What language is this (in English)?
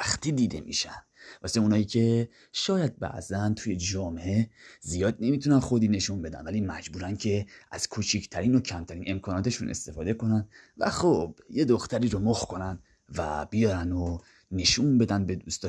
Persian